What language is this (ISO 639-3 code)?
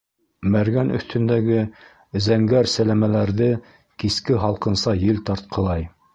bak